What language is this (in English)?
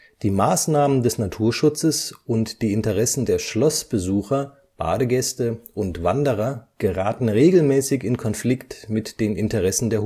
German